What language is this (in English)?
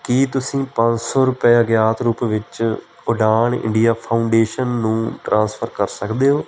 Punjabi